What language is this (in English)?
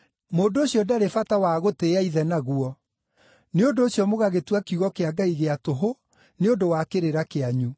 Kikuyu